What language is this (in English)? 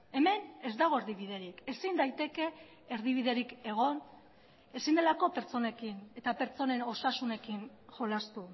Basque